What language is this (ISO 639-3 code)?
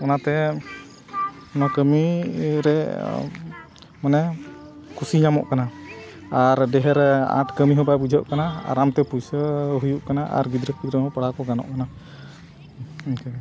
sat